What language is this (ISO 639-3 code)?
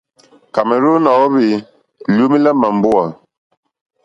bri